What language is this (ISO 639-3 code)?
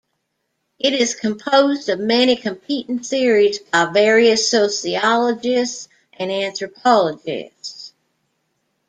eng